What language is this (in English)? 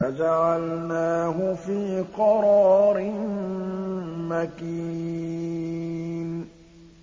Arabic